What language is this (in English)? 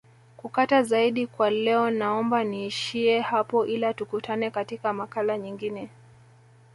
Swahili